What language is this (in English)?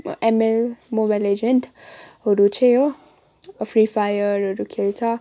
Nepali